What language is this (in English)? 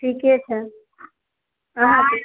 Maithili